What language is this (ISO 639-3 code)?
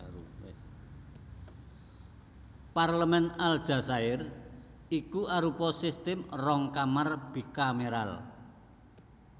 jav